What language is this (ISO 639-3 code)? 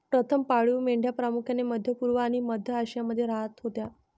mar